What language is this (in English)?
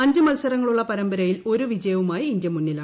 Malayalam